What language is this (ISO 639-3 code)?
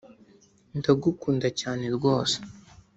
kin